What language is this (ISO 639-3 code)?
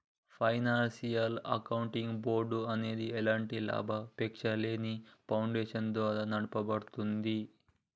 tel